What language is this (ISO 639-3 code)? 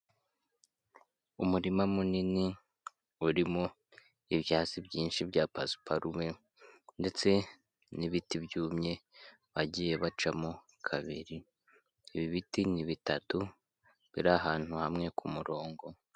kin